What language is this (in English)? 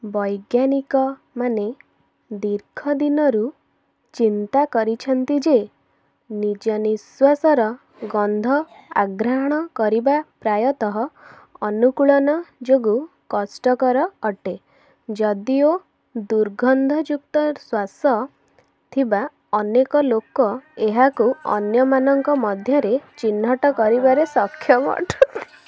Odia